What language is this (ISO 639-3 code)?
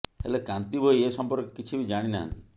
ori